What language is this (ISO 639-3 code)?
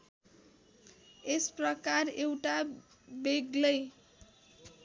nep